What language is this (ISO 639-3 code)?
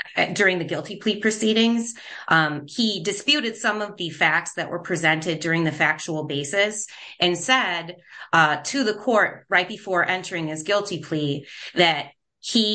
eng